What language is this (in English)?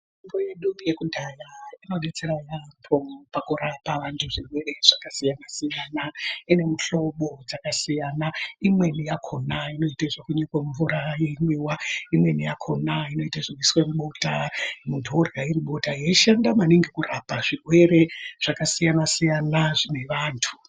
Ndau